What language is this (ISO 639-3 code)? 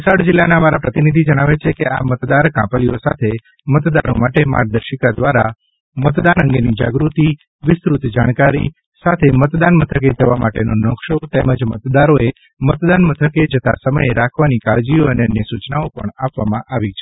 guj